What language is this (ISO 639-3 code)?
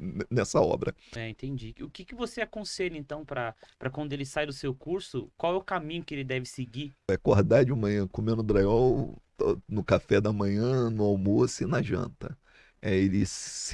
por